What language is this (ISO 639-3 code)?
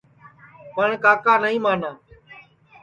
ssi